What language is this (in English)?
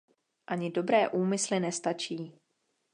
Czech